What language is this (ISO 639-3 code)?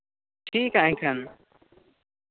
sat